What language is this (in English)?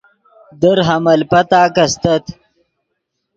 Yidgha